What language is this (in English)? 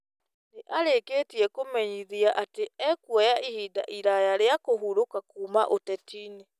Kikuyu